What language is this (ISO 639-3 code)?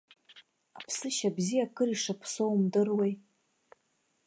abk